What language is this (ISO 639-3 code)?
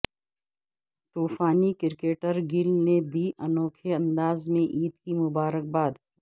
urd